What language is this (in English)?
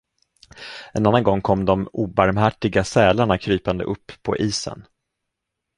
Swedish